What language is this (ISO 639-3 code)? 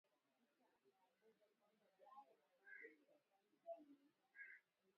swa